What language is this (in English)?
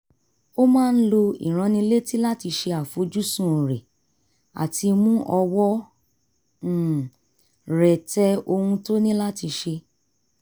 Yoruba